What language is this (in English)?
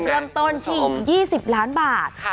Thai